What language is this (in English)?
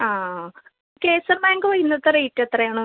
Malayalam